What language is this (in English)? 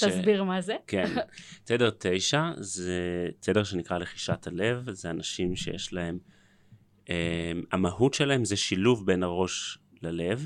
Hebrew